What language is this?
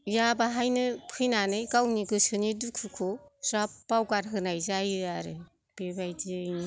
Bodo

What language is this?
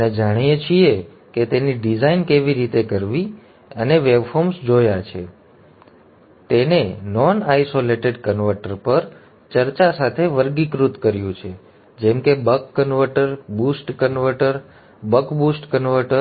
Gujarati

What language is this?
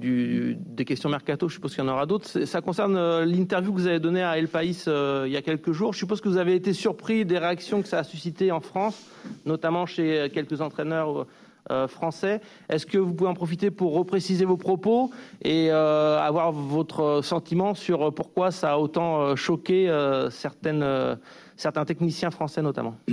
French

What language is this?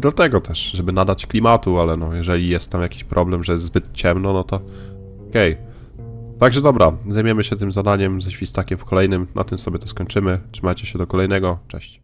Polish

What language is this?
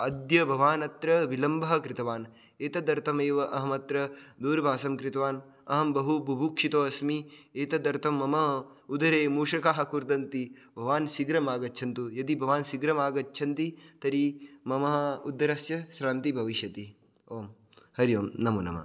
Sanskrit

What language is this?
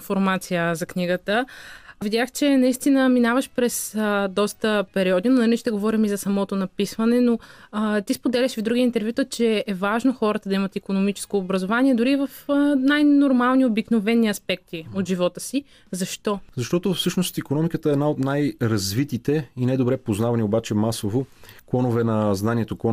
Bulgarian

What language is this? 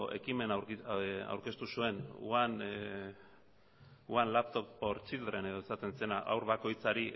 Basque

